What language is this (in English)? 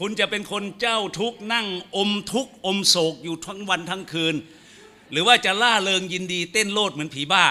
Thai